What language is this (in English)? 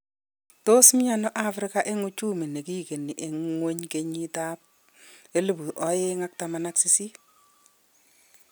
Kalenjin